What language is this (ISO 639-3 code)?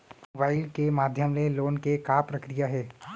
hne